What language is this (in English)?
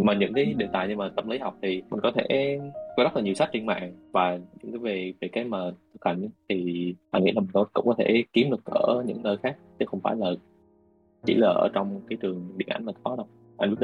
Vietnamese